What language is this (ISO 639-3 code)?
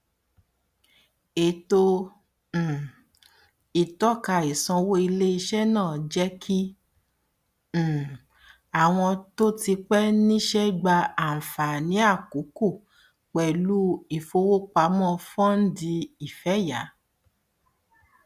yor